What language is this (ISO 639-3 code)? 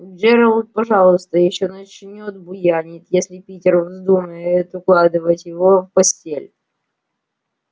rus